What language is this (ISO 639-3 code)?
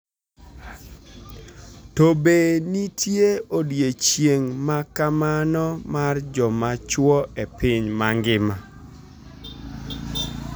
luo